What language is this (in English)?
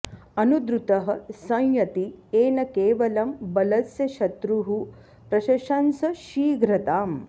Sanskrit